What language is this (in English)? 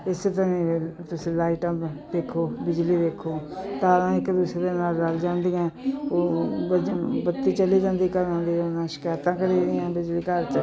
Punjabi